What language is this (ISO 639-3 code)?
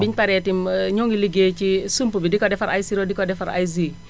wol